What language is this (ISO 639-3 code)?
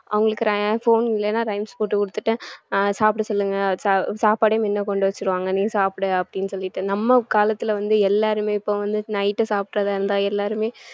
tam